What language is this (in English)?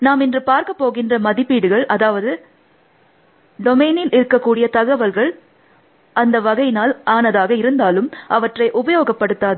Tamil